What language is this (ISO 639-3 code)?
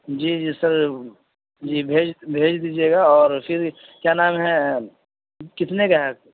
urd